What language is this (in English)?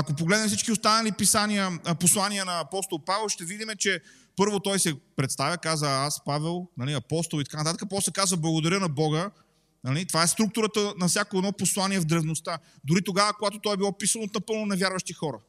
Bulgarian